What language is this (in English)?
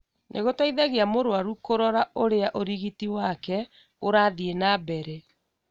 Kikuyu